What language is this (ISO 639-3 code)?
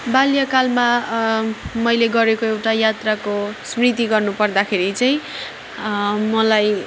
nep